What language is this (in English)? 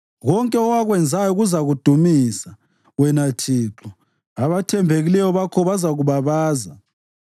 North Ndebele